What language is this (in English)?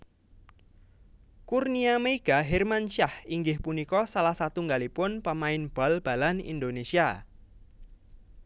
Javanese